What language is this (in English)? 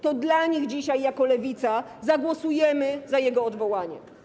Polish